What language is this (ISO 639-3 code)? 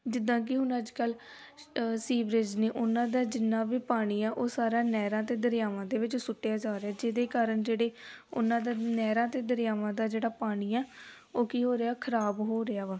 pan